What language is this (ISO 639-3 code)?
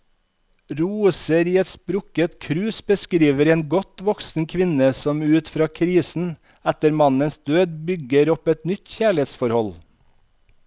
nor